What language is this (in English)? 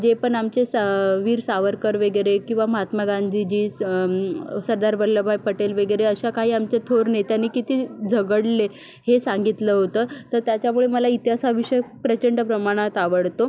Marathi